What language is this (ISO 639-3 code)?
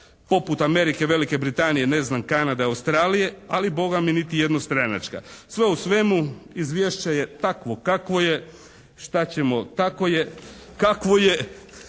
hrv